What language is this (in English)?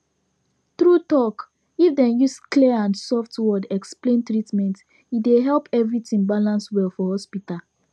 Nigerian Pidgin